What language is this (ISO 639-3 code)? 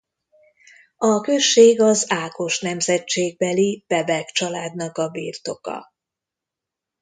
hun